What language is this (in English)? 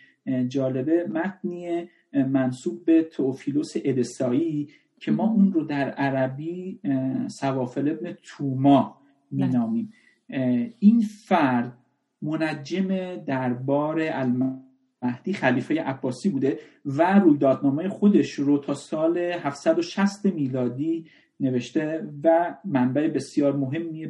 Persian